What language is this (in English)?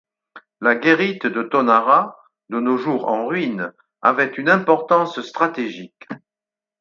French